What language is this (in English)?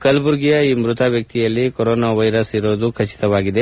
Kannada